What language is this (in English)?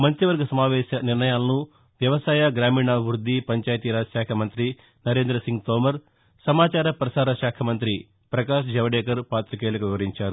Telugu